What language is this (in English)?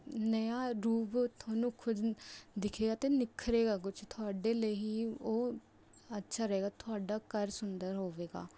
Punjabi